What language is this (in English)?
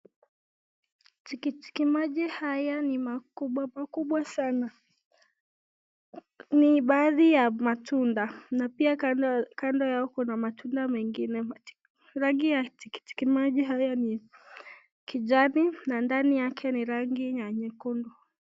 Swahili